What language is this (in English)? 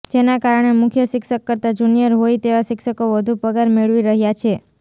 Gujarati